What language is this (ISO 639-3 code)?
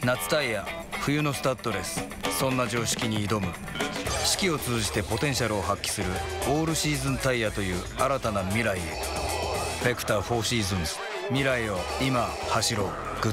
jpn